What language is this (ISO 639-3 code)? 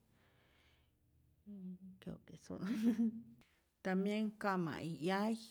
zor